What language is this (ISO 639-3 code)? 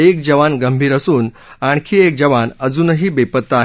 mar